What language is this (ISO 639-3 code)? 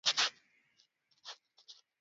swa